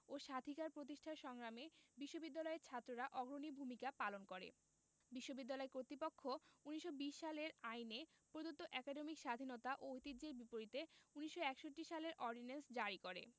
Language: Bangla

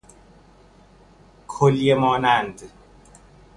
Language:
Persian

